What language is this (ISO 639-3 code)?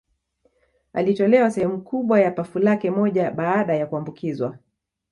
swa